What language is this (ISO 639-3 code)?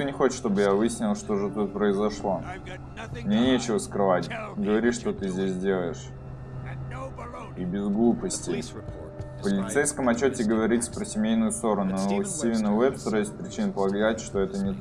rus